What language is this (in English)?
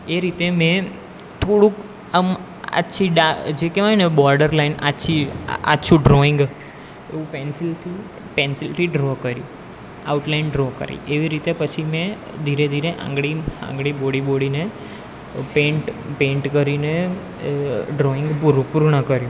Gujarati